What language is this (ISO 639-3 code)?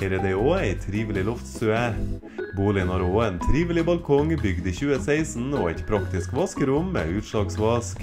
nor